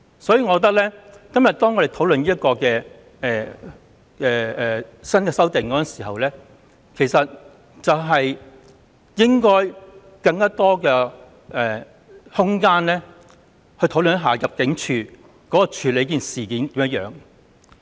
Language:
Cantonese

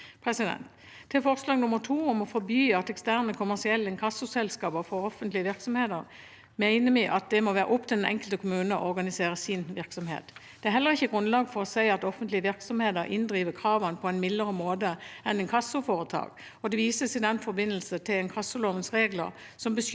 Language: Norwegian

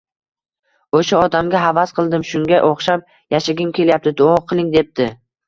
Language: Uzbek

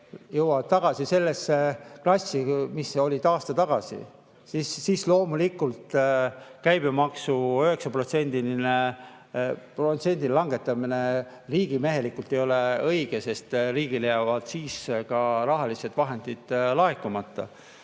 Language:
Estonian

